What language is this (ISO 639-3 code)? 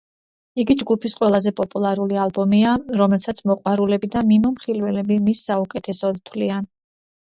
kat